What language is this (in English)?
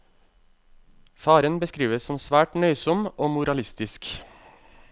Norwegian